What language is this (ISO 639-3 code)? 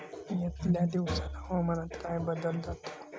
mar